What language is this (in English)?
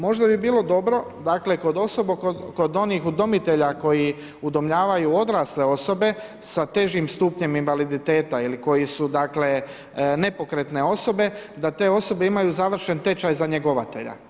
Croatian